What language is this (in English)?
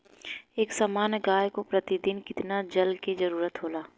Bhojpuri